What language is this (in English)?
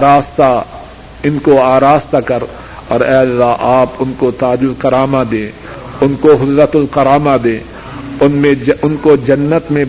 Urdu